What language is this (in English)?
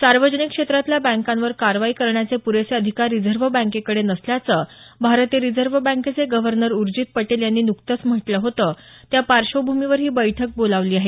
Marathi